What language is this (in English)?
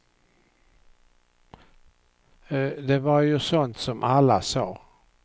Swedish